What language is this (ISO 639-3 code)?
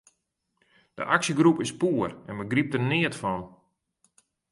fry